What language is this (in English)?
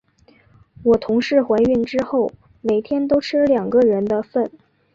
Chinese